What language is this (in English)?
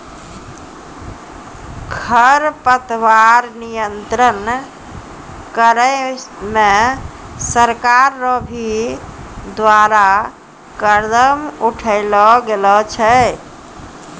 Maithili